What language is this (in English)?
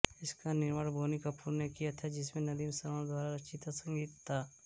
Hindi